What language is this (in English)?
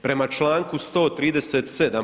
Croatian